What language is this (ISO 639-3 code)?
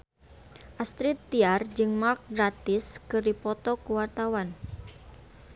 sun